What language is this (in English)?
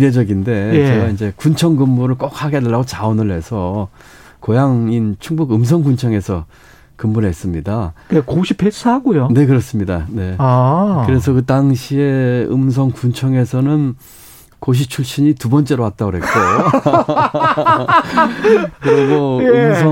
Korean